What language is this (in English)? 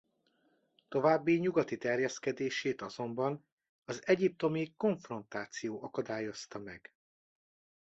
Hungarian